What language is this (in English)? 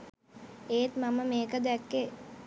Sinhala